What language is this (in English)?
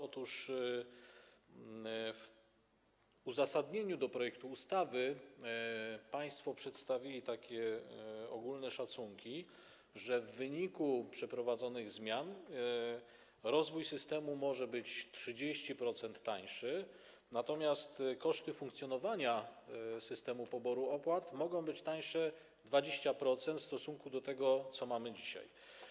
Polish